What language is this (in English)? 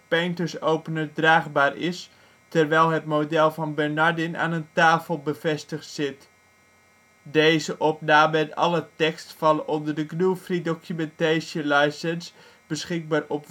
Dutch